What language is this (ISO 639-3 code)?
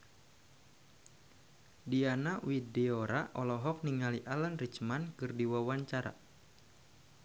sun